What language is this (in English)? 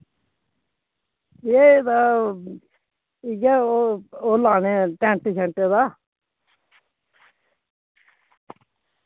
Dogri